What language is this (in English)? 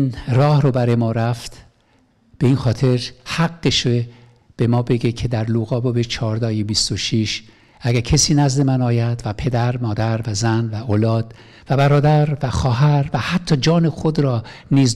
Persian